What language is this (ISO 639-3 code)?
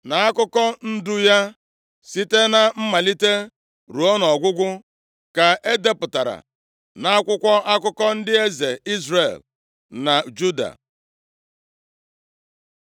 ibo